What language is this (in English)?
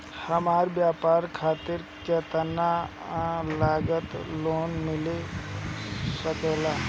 Bhojpuri